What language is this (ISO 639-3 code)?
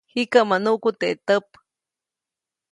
zoc